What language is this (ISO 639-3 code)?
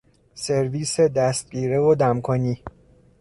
fas